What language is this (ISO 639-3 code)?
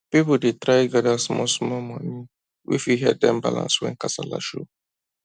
pcm